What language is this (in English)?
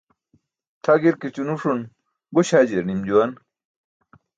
Burushaski